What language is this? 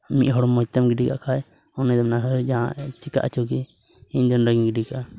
Santali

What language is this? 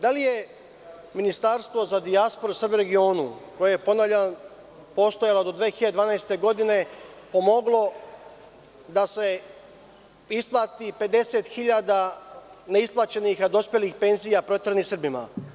Serbian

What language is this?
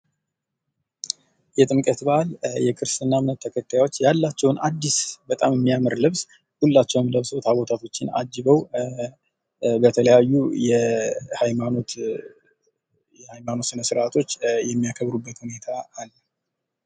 Amharic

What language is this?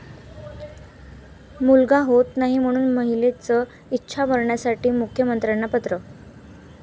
Marathi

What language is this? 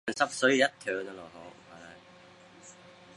Chinese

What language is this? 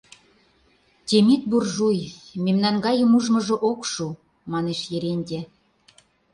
Mari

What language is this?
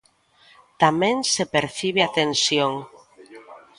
Galician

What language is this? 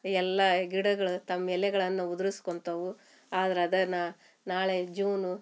Kannada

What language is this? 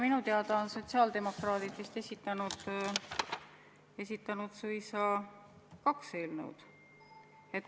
Estonian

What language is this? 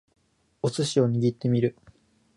Japanese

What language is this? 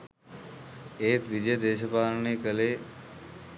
Sinhala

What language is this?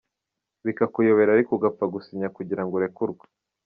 Kinyarwanda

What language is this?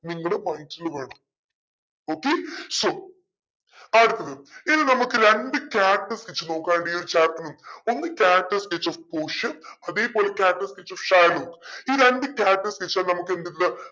Malayalam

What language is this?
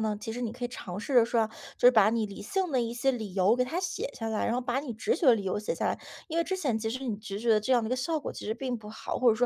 Chinese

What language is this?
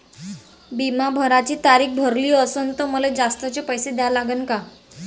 Marathi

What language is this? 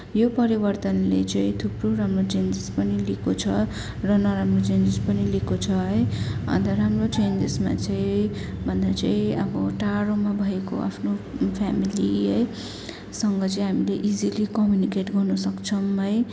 Nepali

